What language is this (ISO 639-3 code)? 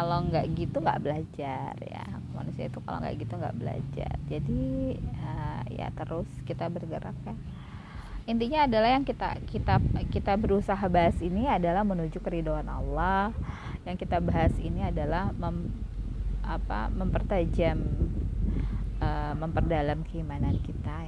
ind